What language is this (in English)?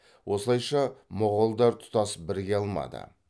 Kazakh